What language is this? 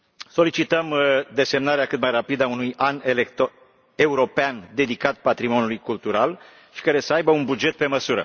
Romanian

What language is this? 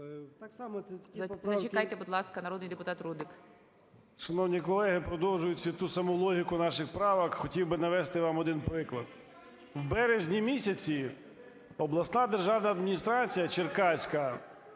Ukrainian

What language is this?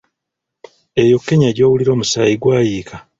Ganda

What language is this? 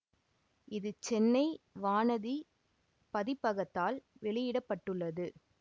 Tamil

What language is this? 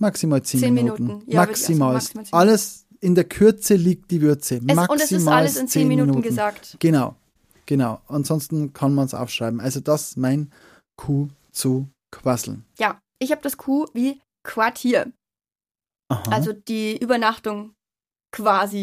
German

